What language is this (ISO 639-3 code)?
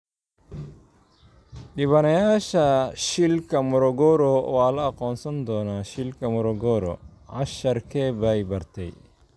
som